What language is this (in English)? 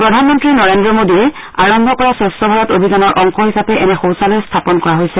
Assamese